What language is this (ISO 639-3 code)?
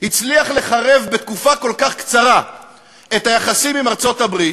heb